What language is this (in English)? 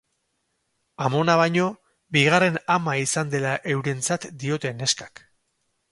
Basque